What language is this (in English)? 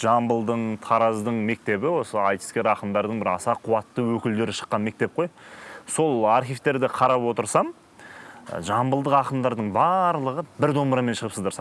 Turkish